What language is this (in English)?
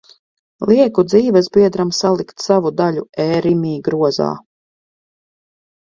Latvian